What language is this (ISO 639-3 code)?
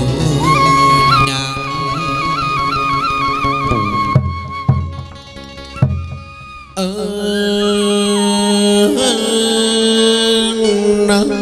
vie